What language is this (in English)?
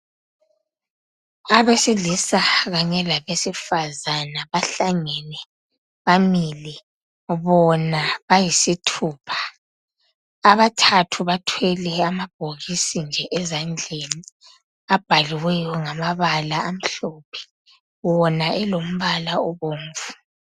North Ndebele